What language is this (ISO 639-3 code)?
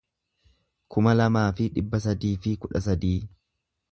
orm